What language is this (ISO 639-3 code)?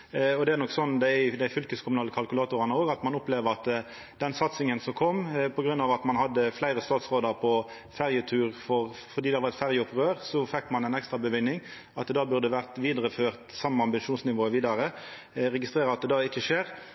nno